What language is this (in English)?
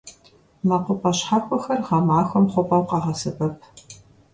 Kabardian